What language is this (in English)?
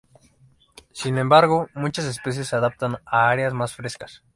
Spanish